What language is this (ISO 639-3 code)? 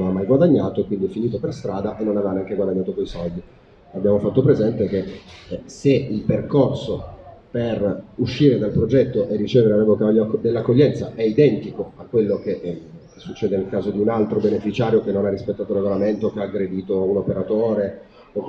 ita